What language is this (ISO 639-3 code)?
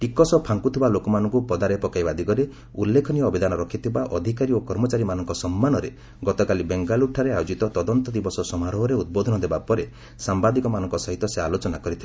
ori